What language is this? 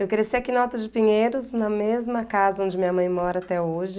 Portuguese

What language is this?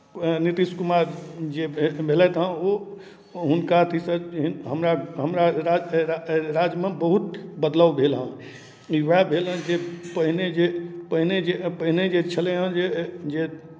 Maithili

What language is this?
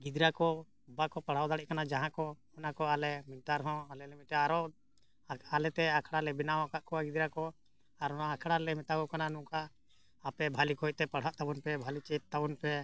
Santali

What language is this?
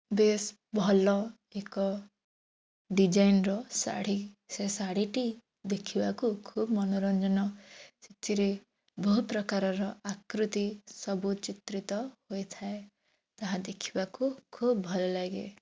Odia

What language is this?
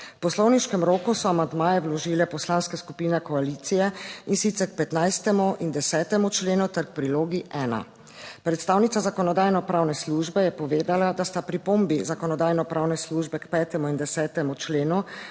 Slovenian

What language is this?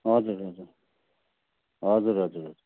Nepali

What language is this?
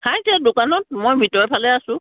Assamese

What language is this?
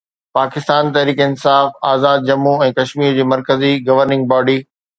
Sindhi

